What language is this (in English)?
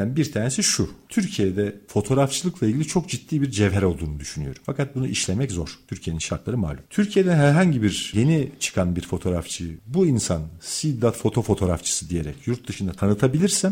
Turkish